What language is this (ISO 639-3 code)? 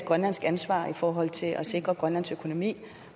dan